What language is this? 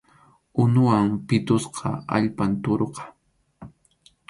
Arequipa-La Unión Quechua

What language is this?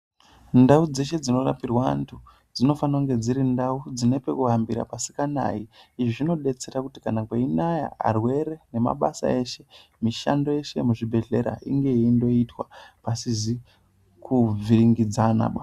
Ndau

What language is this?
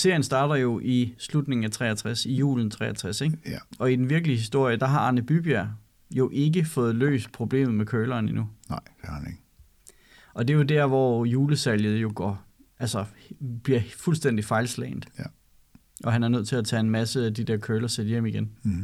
Danish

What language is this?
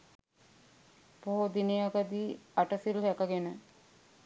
Sinhala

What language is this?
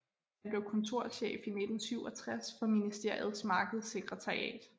Danish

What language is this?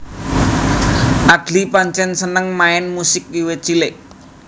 Javanese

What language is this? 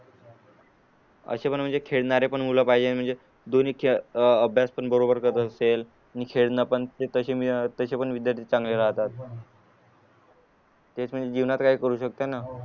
Marathi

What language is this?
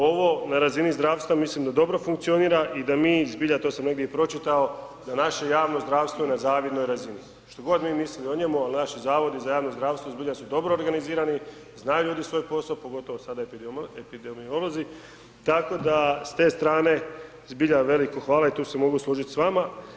Croatian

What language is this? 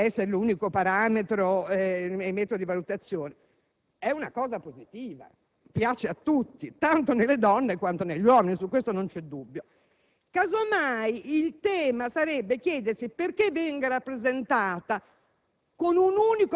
Italian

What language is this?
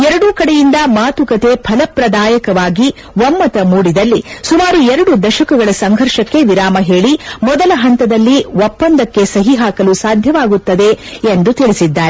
Kannada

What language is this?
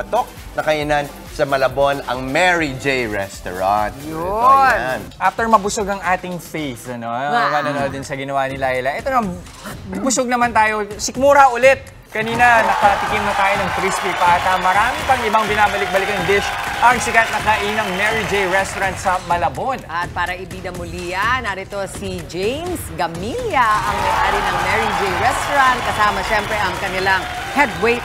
Filipino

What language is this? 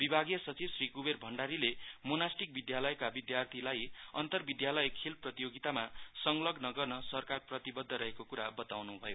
Nepali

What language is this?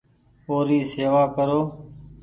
Goaria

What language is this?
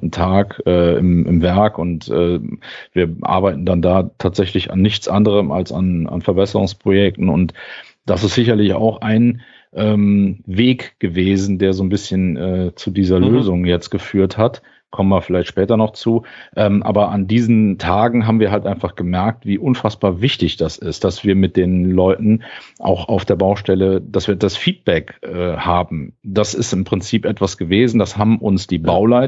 German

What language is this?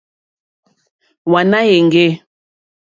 Mokpwe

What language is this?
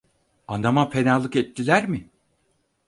Turkish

